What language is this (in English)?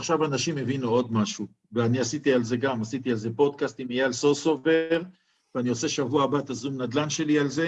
Hebrew